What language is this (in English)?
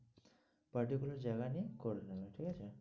Bangla